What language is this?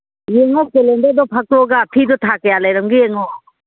Manipuri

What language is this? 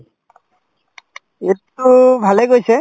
Assamese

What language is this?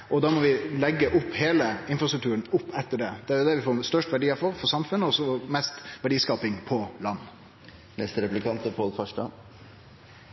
Norwegian Nynorsk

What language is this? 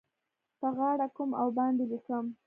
Pashto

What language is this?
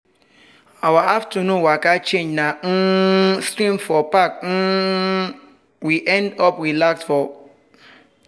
Nigerian Pidgin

